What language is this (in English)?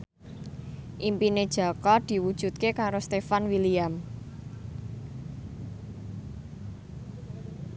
Javanese